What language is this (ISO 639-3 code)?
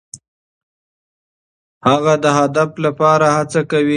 pus